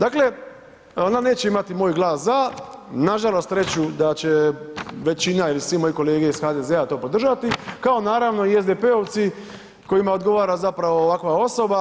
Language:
Croatian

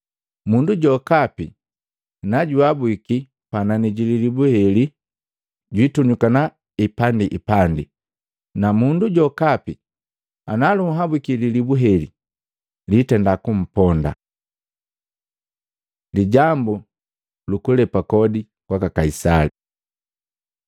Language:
Matengo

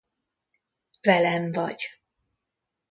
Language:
Hungarian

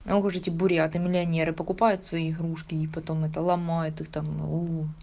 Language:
Russian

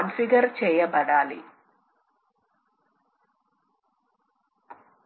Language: Telugu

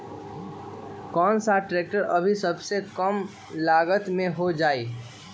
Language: Magahi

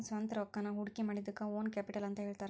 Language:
Kannada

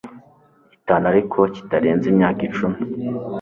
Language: Kinyarwanda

